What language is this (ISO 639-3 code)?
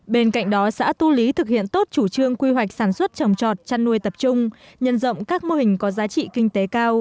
vie